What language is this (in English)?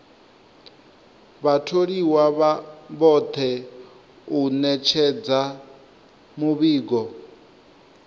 Venda